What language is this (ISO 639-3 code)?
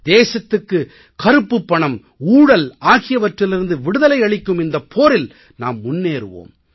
tam